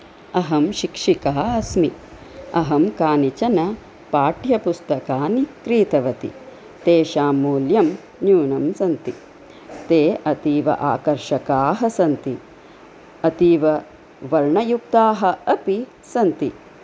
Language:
Sanskrit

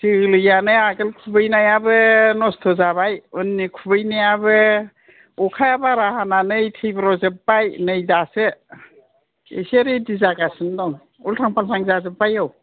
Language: Bodo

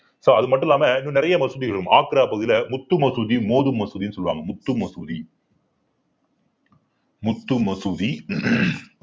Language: Tamil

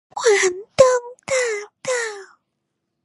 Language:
Chinese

